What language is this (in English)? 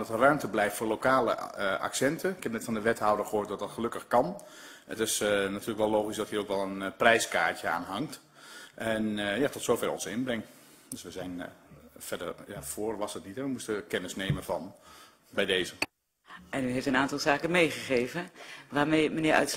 Dutch